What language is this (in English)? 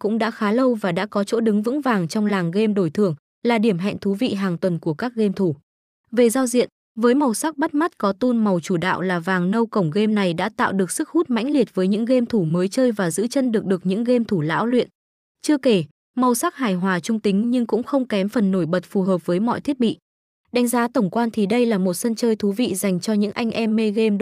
Vietnamese